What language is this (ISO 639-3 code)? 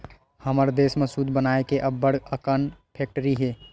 hne